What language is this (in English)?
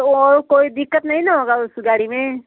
Hindi